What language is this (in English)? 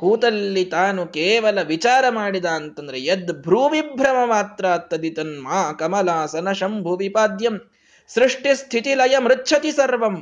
Kannada